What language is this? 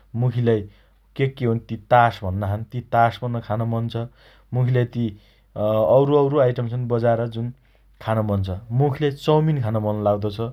Dotyali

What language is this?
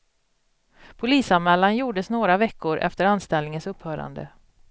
Swedish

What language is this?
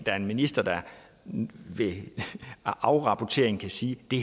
Danish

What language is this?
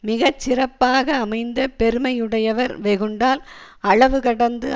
Tamil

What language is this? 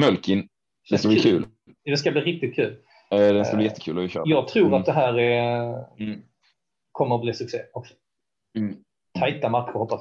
Swedish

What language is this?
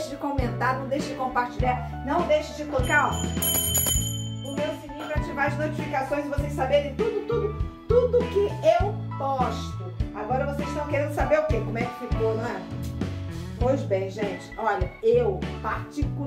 Portuguese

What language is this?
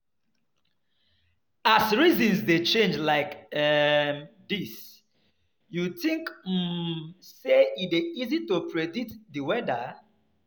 Nigerian Pidgin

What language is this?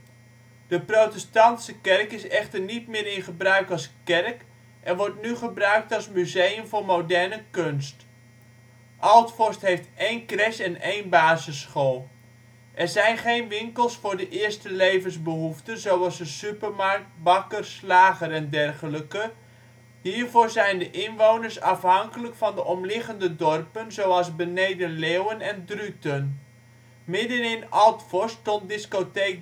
Dutch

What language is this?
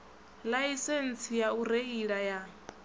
Venda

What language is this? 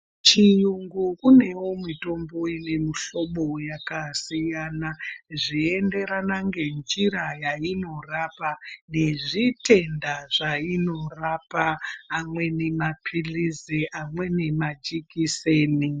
Ndau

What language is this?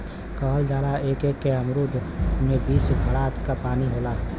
Bhojpuri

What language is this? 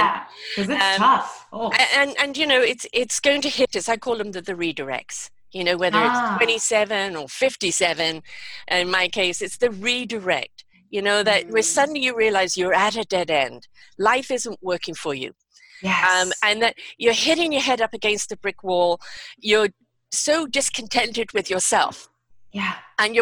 English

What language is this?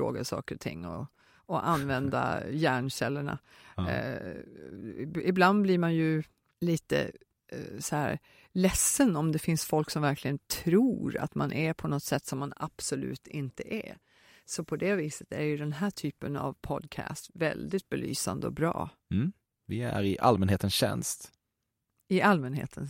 Swedish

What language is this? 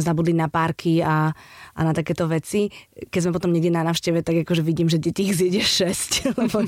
Slovak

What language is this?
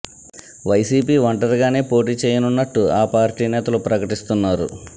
Telugu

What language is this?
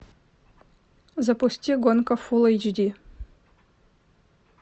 Russian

